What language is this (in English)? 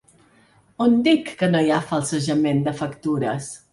Catalan